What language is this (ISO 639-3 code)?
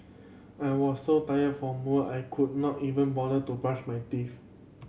eng